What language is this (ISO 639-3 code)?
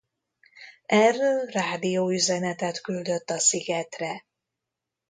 hun